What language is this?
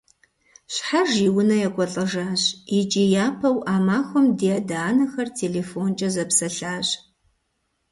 Kabardian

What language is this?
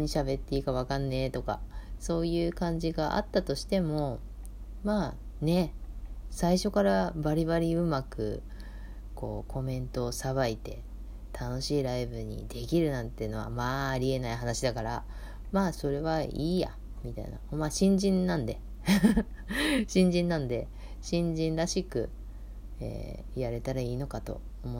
Japanese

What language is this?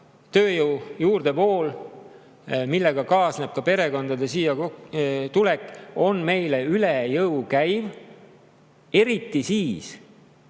Estonian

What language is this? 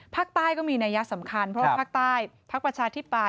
Thai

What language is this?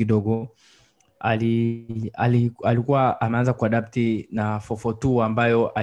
Swahili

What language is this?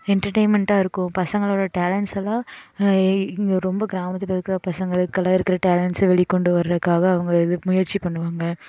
Tamil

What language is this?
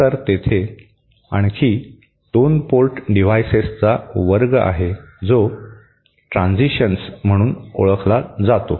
Marathi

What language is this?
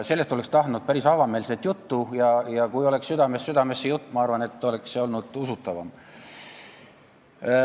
Estonian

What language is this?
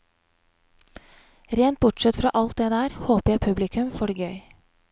Norwegian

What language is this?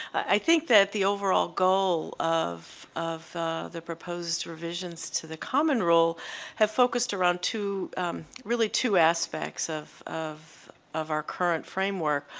English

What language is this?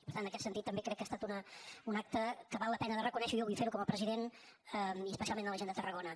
Catalan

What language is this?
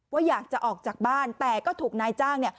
Thai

